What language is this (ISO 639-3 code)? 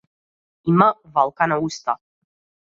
mkd